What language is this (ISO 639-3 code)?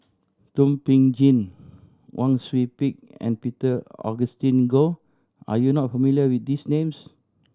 eng